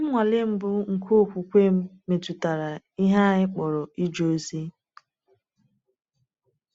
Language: Igbo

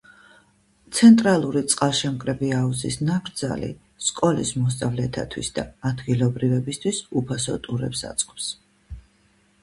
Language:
Georgian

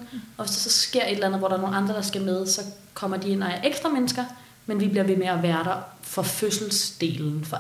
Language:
Danish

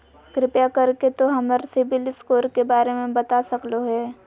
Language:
Magahi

